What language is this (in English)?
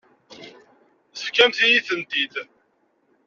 Kabyle